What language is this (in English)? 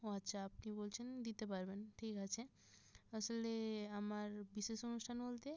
Bangla